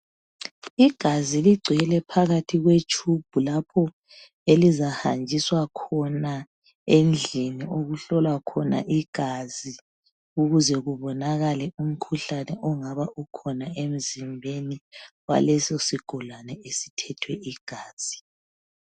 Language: North Ndebele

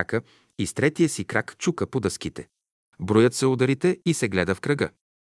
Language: Bulgarian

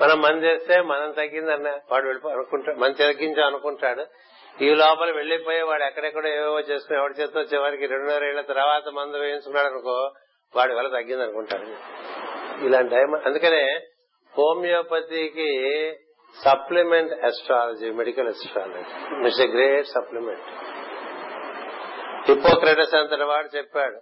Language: Telugu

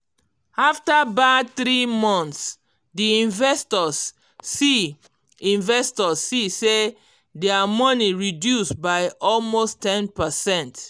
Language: Nigerian Pidgin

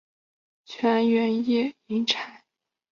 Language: Chinese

